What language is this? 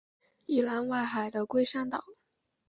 Chinese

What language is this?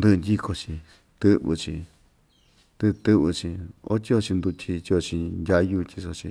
Ixtayutla Mixtec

